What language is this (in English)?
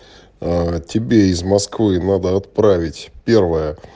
Russian